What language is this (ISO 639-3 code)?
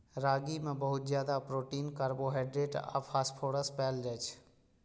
mai